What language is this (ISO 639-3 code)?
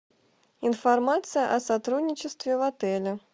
rus